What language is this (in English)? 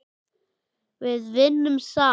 Icelandic